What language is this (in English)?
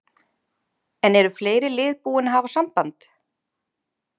Icelandic